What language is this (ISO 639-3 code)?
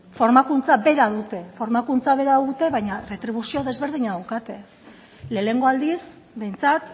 eus